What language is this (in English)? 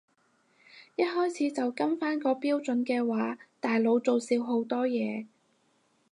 Cantonese